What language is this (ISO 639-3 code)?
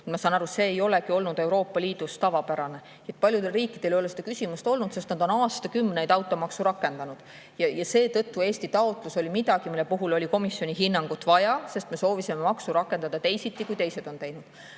est